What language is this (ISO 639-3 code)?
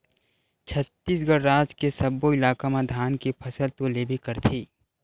hne